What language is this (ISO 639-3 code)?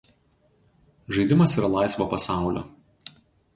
lit